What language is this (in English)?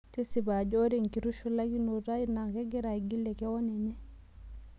Masai